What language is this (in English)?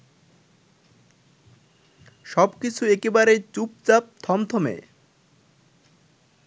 Bangla